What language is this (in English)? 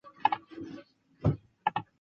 Chinese